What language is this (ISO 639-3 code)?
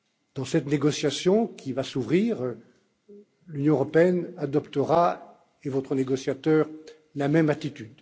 fra